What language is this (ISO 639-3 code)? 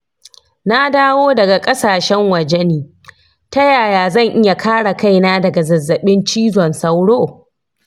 hau